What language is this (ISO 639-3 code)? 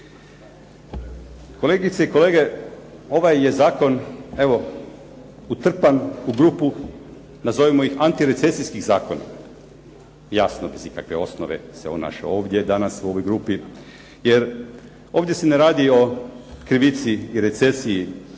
hrv